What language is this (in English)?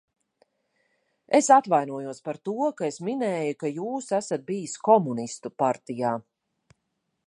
Latvian